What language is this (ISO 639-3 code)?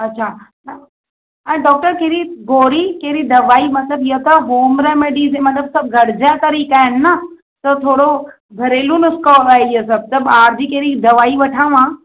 snd